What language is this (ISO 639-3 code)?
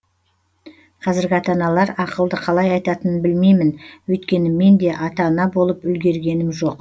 kaz